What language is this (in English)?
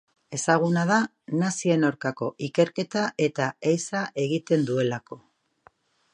Basque